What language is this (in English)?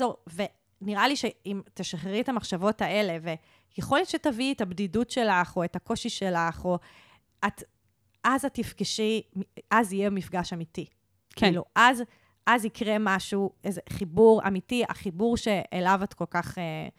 Hebrew